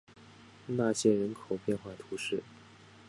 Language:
Chinese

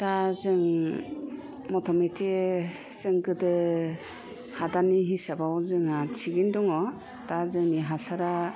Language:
Bodo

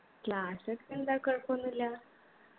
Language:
Malayalam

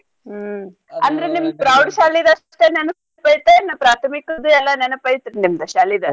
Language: Kannada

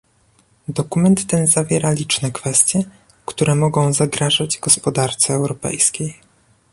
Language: Polish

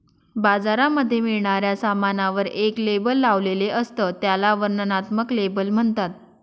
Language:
Marathi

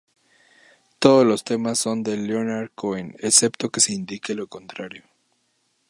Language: Spanish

